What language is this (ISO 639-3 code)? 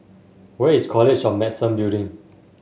eng